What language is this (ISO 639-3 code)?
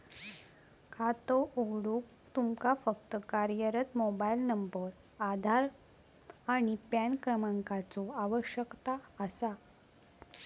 mar